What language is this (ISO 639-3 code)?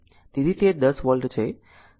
guj